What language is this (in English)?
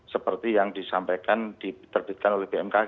Indonesian